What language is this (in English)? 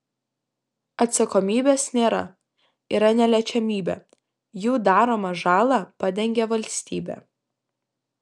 Lithuanian